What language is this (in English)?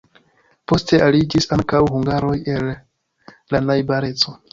Esperanto